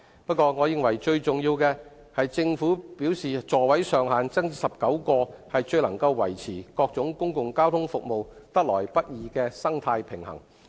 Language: Cantonese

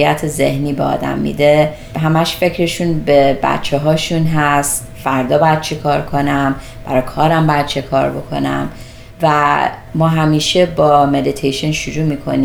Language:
Persian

